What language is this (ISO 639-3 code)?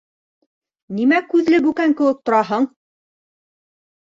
bak